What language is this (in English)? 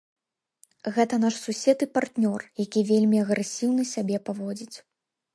Belarusian